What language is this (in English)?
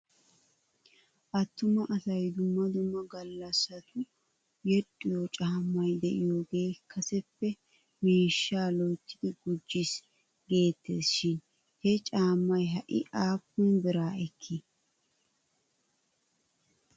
Wolaytta